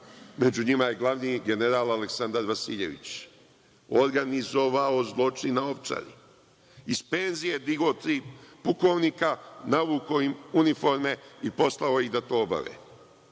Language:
Serbian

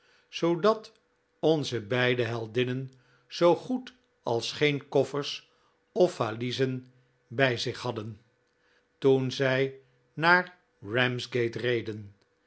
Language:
Dutch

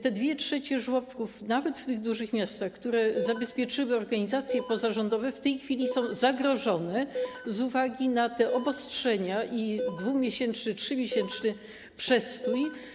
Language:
Polish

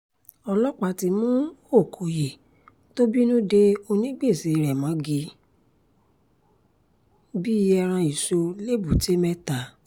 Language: Yoruba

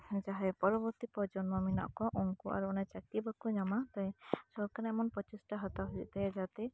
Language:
Santali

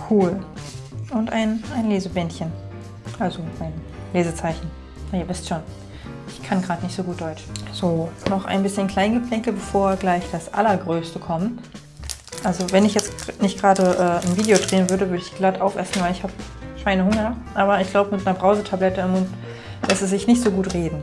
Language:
German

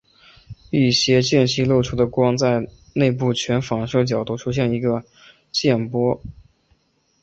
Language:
Chinese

